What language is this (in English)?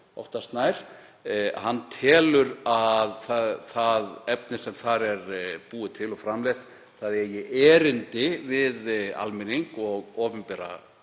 Icelandic